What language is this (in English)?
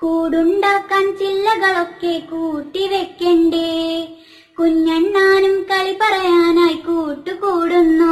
Malayalam